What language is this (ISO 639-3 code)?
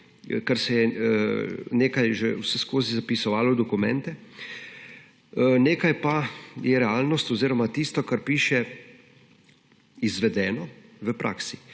slv